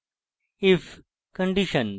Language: Bangla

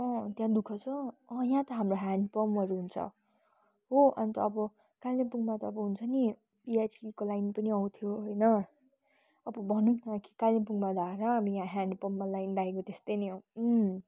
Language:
Nepali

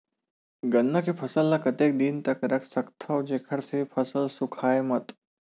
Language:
Chhattisgarhi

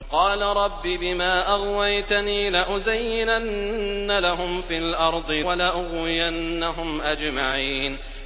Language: Arabic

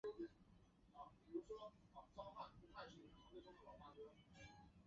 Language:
Chinese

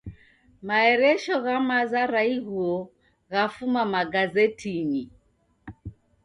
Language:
Taita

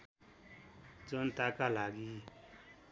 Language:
Nepali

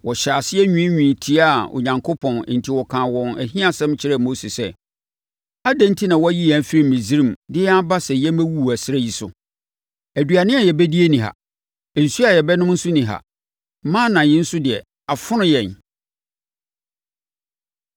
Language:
Akan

